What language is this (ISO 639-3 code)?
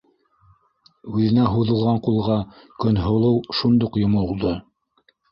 bak